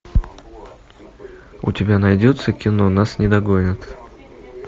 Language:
Russian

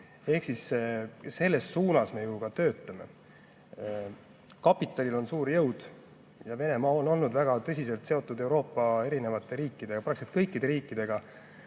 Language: Estonian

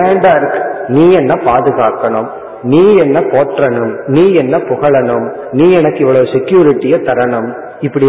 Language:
Tamil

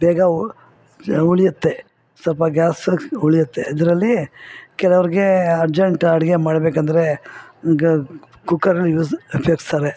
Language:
Kannada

